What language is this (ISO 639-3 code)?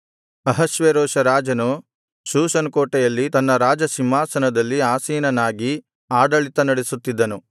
kan